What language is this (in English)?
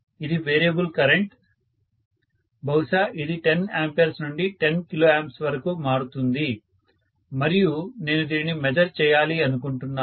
Telugu